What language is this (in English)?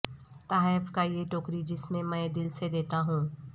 Urdu